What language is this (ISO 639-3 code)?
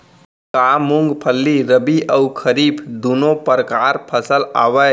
hne